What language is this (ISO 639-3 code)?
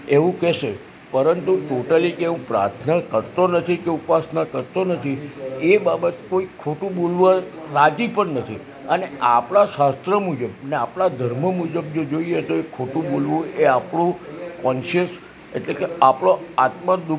guj